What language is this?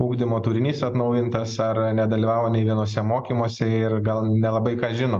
Lithuanian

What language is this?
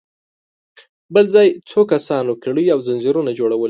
Pashto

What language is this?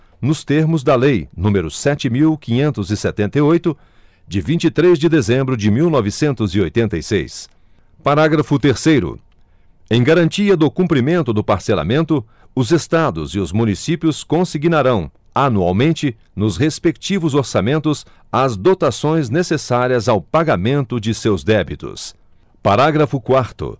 Portuguese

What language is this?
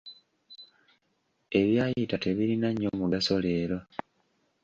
Ganda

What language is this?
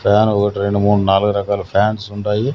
Telugu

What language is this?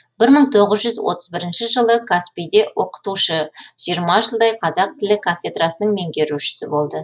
Kazakh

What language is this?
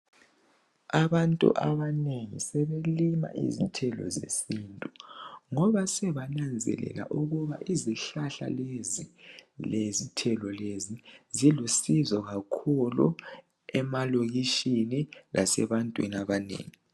North Ndebele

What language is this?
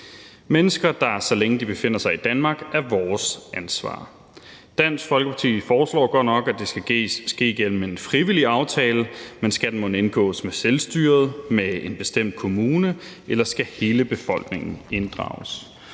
Danish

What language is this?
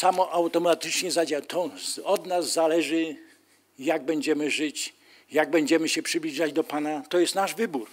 Polish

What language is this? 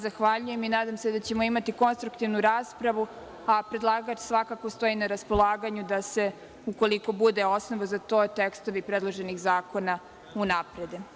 Serbian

